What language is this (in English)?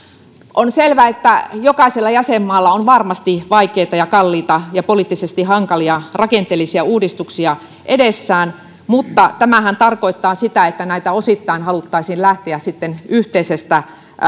Finnish